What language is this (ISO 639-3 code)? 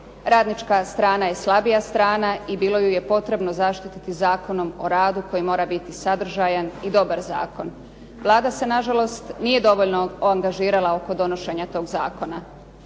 hrv